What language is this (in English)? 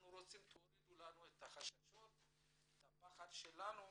Hebrew